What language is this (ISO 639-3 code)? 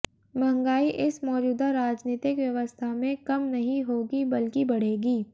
hin